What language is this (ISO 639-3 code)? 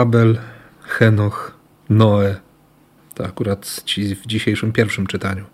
pol